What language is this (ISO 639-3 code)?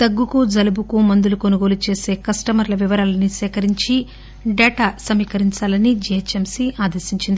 tel